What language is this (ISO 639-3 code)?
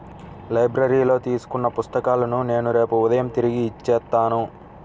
tel